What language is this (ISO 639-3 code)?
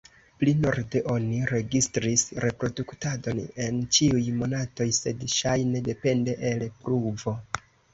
epo